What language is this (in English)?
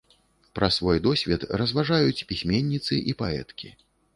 Belarusian